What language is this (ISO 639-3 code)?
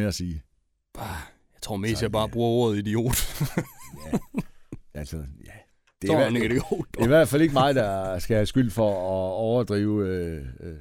dan